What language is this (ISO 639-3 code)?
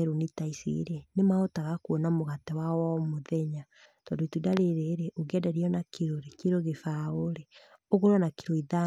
kik